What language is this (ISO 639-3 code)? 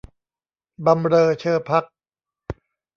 tha